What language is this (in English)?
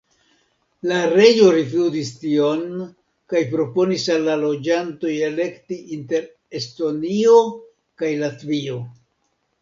Esperanto